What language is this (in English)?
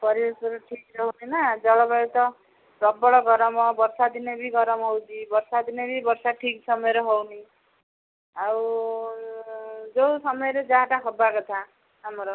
Odia